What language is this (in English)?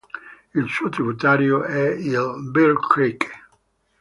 Italian